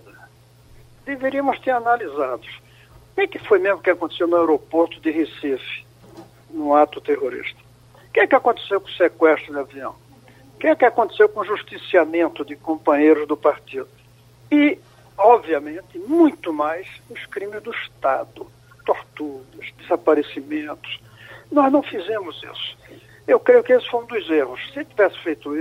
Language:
Portuguese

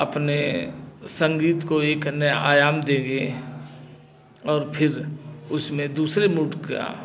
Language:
Hindi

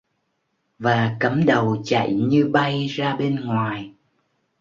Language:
Vietnamese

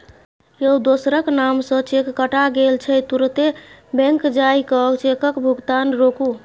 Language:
Maithili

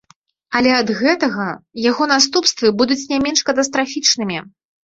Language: Belarusian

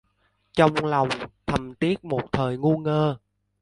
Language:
Vietnamese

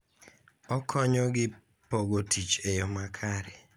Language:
Luo (Kenya and Tanzania)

